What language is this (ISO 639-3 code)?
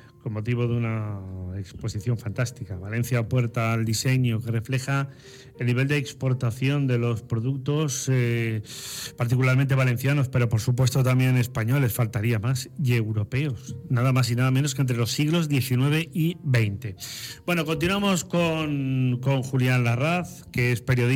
spa